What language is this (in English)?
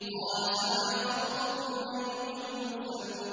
Arabic